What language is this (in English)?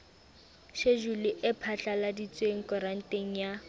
Southern Sotho